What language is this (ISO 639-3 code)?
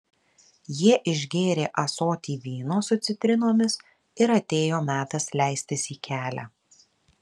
lit